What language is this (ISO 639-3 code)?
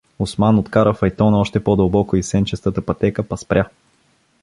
bul